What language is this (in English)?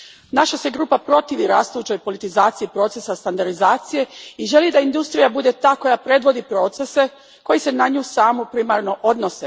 Croatian